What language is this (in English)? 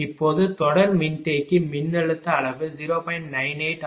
Tamil